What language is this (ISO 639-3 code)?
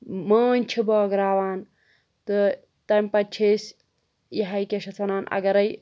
kas